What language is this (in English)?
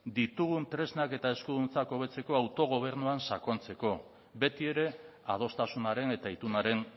Basque